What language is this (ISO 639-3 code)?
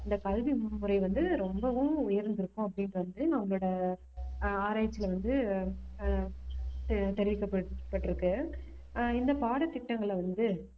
tam